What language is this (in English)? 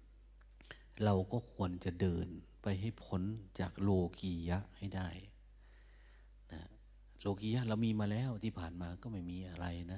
Thai